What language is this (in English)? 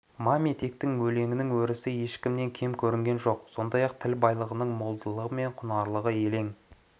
Kazakh